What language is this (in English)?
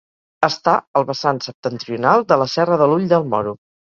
Catalan